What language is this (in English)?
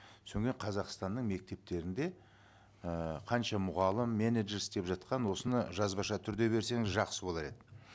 Kazakh